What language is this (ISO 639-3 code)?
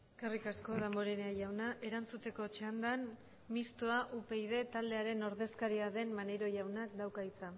eus